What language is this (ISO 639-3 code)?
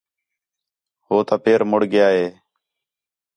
xhe